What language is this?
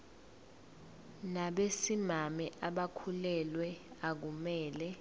Zulu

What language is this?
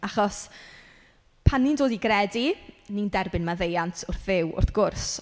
Welsh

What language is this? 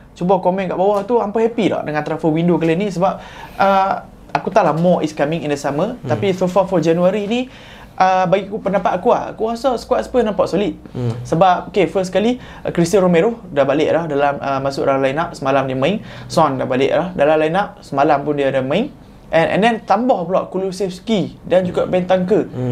Malay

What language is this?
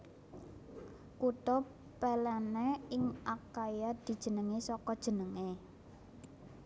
Javanese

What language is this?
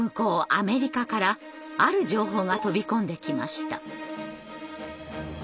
Japanese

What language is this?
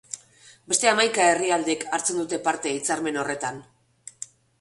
Basque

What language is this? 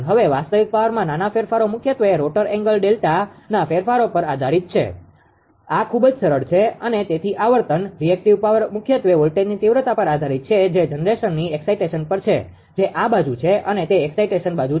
Gujarati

